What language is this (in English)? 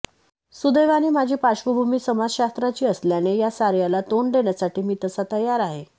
Marathi